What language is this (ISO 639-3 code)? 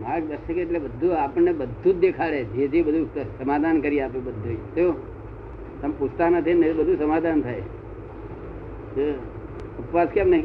guj